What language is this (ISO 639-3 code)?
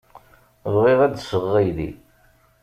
kab